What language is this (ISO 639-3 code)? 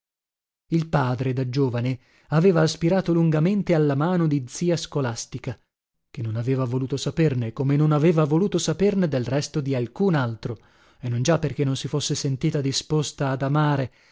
ita